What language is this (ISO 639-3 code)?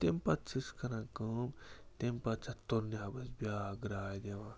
kas